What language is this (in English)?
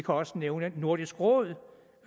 Danish